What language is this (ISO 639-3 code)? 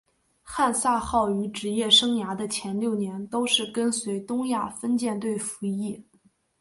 zho